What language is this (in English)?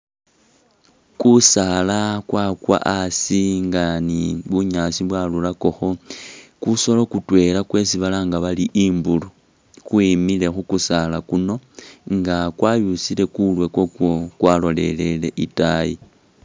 Masaaba